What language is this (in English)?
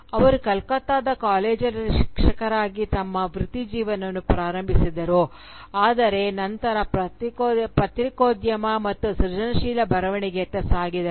Kannada